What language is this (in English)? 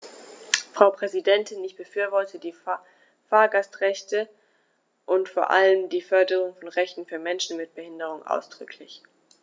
German